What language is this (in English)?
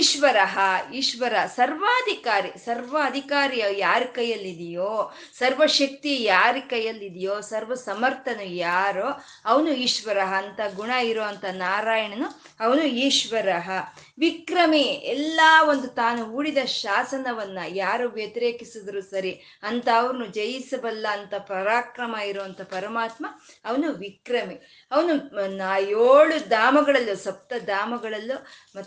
Kannada